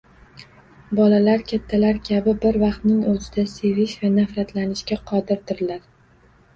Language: Uzbek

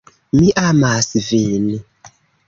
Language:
Esperanto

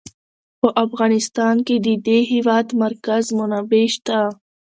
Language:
Pashto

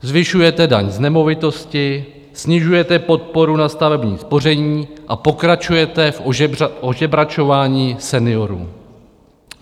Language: Czech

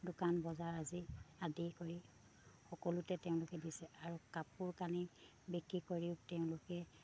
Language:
Assamese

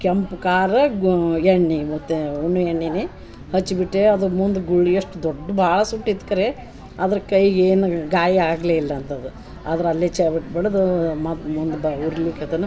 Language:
Kannada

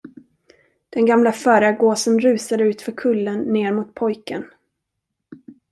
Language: Swedish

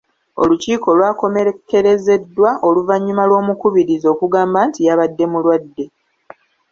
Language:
Ganda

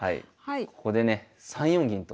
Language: Japanese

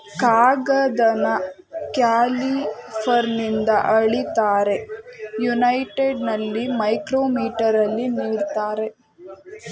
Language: Kannada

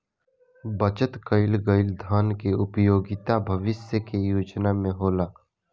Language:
Bhojpuri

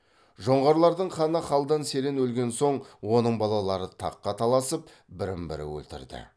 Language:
Kazakh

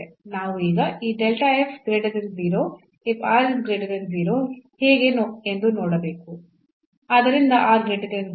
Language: Kannada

